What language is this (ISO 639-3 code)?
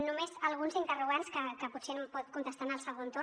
cat